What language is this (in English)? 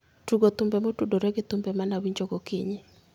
Luo (Kenya and Tanzania)